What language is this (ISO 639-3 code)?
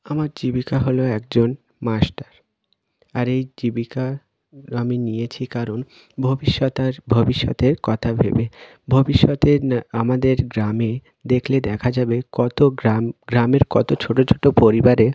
ben